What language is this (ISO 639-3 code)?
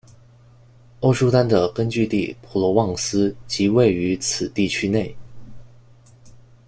zho